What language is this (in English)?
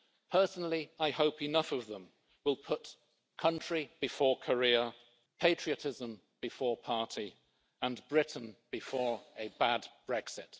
English